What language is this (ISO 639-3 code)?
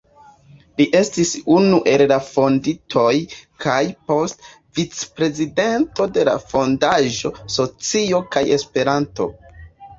epo